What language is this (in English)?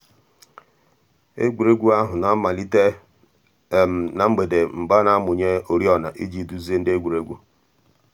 Igbo